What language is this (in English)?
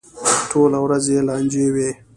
Pashto